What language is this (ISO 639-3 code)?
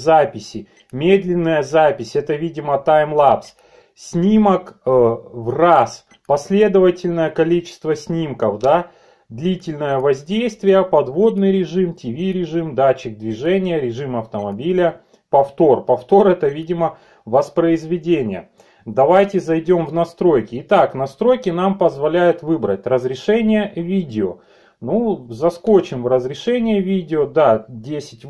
rus